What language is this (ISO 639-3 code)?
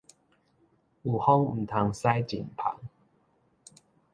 nan